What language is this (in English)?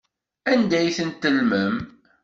Kabyle